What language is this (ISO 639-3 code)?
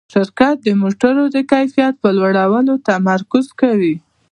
pus